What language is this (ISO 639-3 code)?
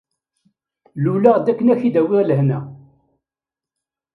kab